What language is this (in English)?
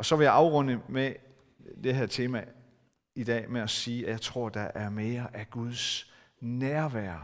Danish